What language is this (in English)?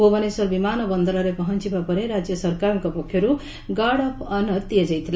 Odia